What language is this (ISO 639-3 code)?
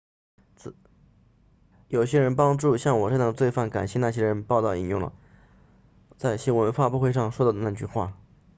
zho